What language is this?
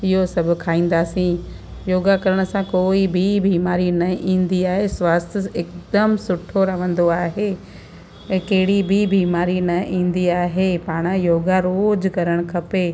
Sindhi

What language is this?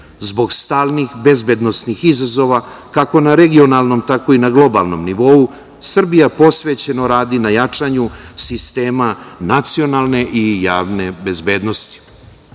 Serbian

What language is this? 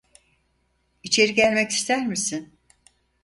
Turkish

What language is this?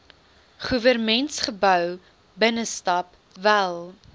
Afrikaans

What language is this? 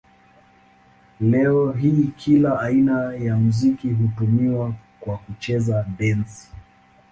Swahili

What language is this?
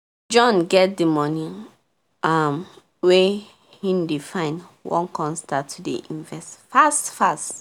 Nigerian Pidgin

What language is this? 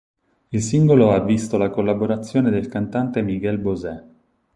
Italian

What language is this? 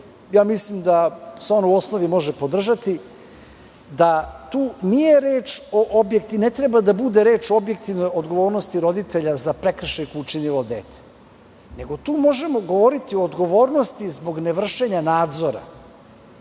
Serbian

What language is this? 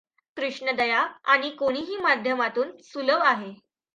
Marathi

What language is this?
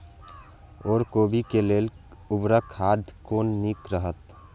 Maithili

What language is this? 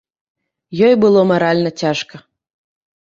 Belarusian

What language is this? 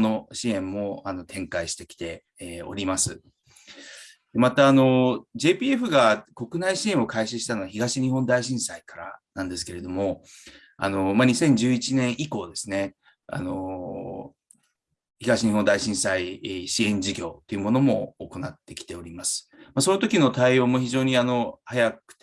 Japanese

